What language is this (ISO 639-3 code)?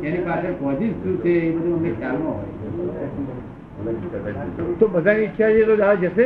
guj